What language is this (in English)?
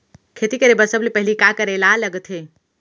Chhattisgarhi